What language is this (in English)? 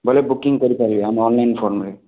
Odia